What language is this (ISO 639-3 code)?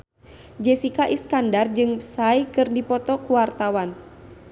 sun